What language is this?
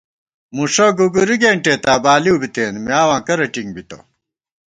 Gawar-Bati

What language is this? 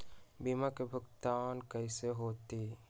Magahi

